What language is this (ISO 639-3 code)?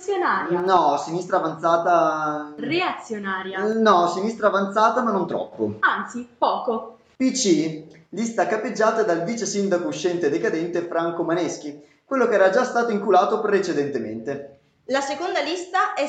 ita